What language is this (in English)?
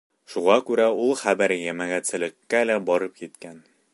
Bashkir